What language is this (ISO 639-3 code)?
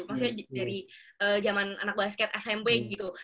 ind